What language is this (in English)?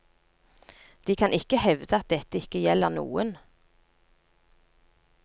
Norwegian